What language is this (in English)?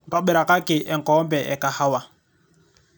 Masai